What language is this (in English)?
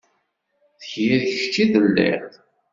Kabyle